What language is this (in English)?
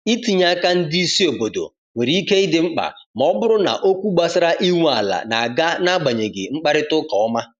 Igbo